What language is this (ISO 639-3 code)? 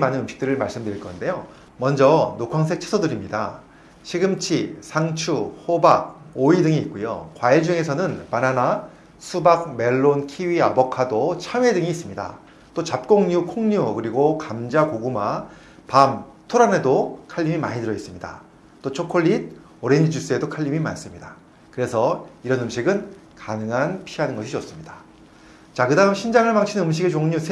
kor